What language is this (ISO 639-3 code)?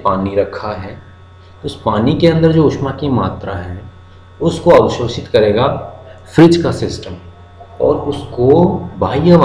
hin